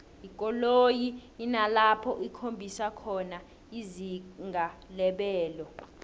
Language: South Ndebele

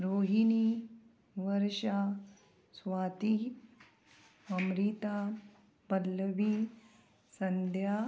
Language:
Konkani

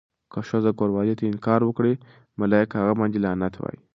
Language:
Pashto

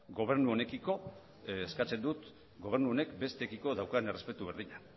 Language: Basque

